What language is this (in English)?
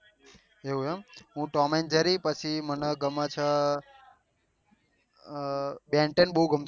Gujarati